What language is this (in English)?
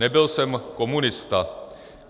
Czech